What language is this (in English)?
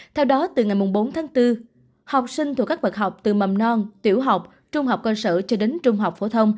Vietnamese